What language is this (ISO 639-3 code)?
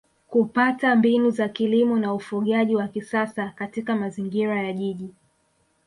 swa